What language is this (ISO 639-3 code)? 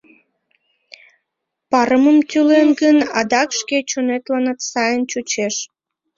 chm